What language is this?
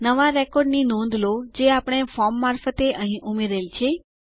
Gujarati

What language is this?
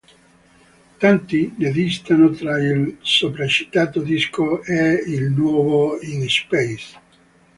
Italian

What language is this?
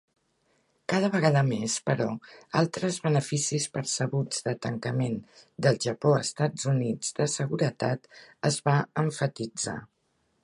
Catalan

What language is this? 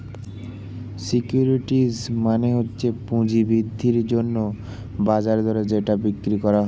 Bangla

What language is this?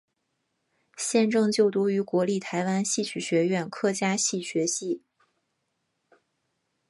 Chinese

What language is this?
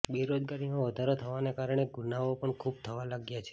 Gujarati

